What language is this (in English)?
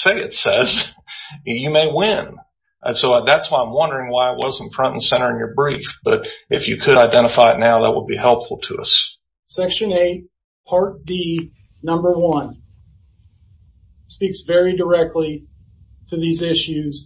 English